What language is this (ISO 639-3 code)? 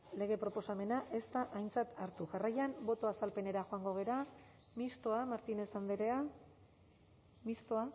eus